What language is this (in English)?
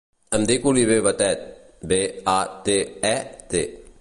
Catalan